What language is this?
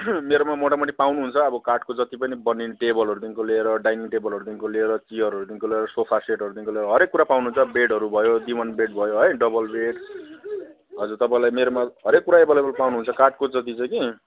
Nepali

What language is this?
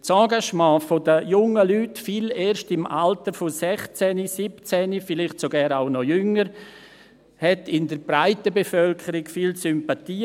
Swiss German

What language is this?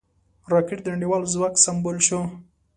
Pashto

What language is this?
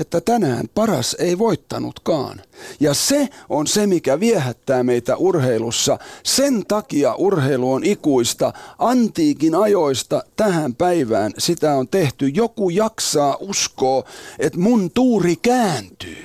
Finnish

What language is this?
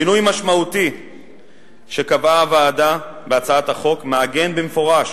Hebrew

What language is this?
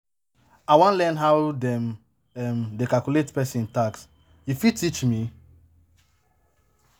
Nigerian Pidgin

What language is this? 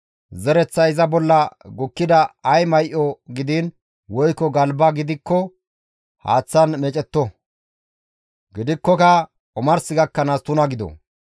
Gamo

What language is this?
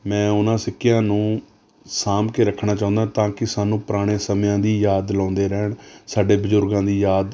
Punjabi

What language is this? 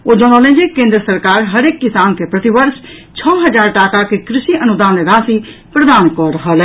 Maithili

